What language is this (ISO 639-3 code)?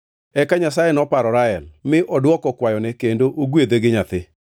luo